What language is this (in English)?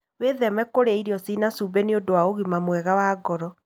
Kikuyu